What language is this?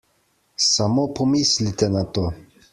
Slovenian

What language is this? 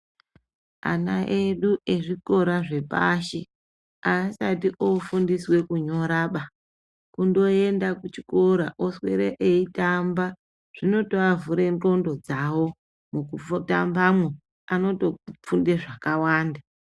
Ndau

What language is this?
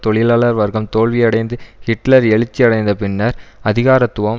Tamil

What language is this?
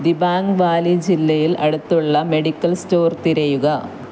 Malayalam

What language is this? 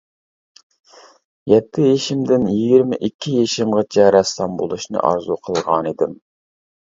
Uyghur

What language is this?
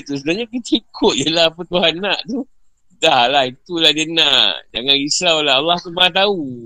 Malay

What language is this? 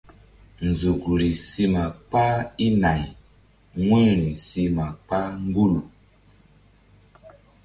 Mbum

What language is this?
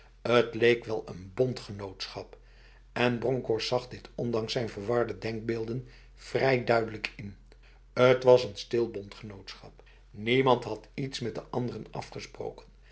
Dutch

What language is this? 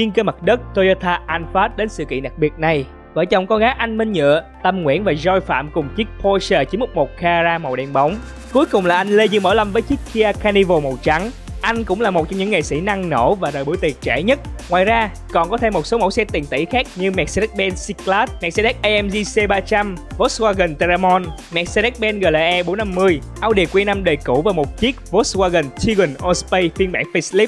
Vietnamese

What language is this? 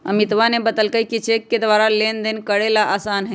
Magahi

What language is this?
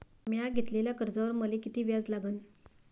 Marathi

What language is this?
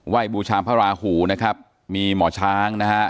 Thai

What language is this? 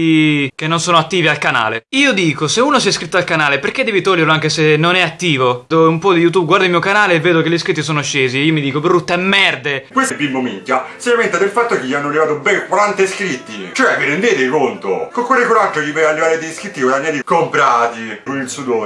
Italian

